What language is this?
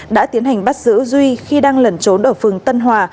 Vietnamese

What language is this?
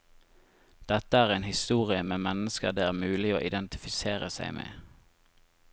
Norwegian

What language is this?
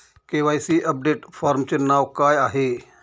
Marathi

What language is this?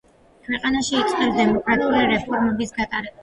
Georgian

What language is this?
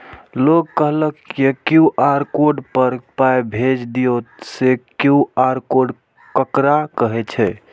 Maithili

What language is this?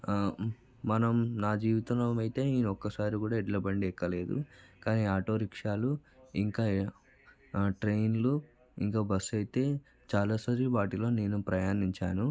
Telugu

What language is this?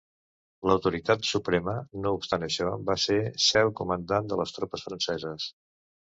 Catalan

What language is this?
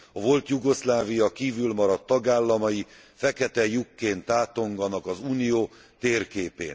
Hungarian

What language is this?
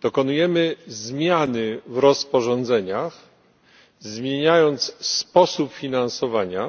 Polish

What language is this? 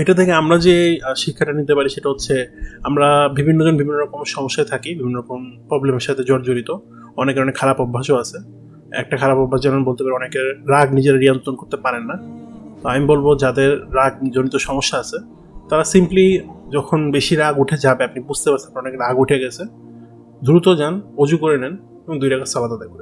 Italian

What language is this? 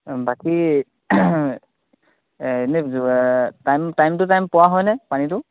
Assamese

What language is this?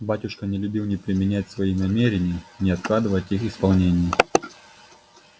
Russian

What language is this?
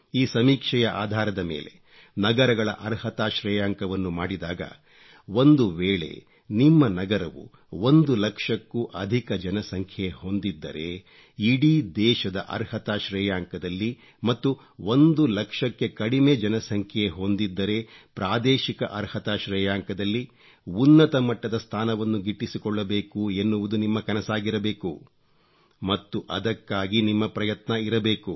Kannada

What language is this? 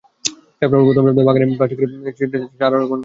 Bangla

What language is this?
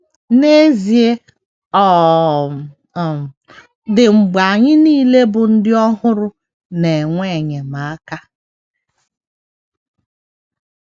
Igbo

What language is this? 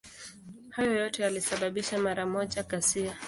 Swahili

